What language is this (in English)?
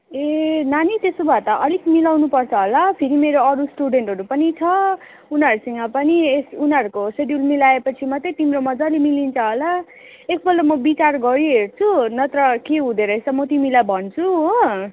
Nepali